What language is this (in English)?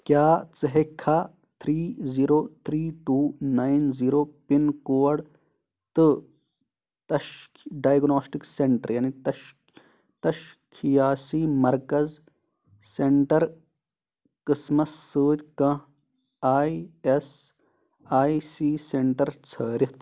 Kashmiri